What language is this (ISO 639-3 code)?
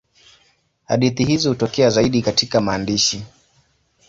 swa